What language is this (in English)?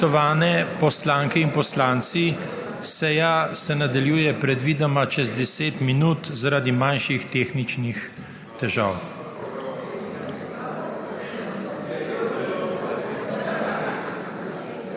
Slovenian